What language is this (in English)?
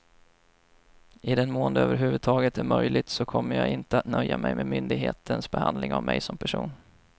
Swedish